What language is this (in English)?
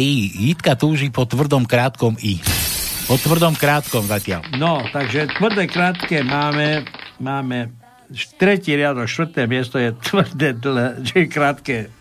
Slovak